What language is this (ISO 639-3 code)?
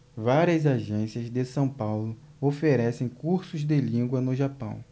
por